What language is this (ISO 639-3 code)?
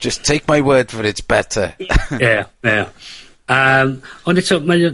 cym